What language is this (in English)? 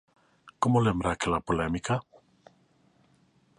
Galician